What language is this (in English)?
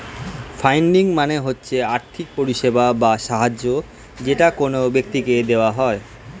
Bangla